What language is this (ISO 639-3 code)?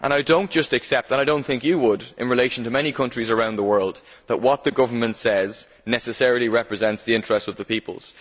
eng